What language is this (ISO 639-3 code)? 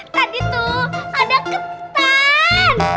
ind